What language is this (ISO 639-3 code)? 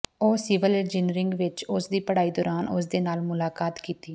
pan